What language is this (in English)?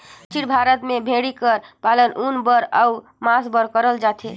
Chhattisgarhi